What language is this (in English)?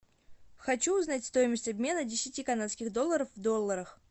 Russian